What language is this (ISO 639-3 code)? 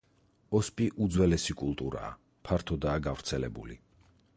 kat